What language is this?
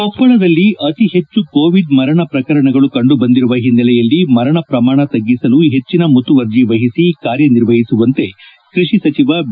Kannada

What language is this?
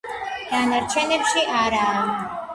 Georgian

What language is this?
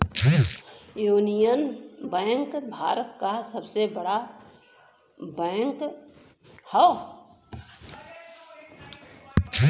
Bhojpuri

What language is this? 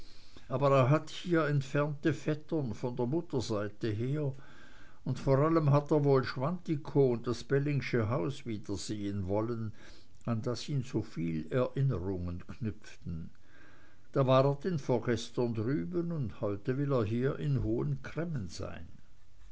German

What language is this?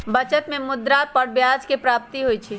Magahi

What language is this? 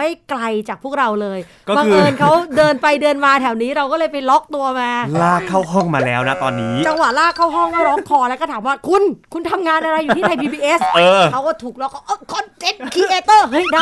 Thai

